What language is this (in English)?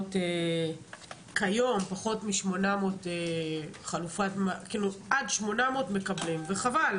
Hebrew